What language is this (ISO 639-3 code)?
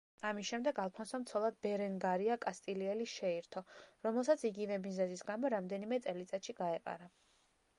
kat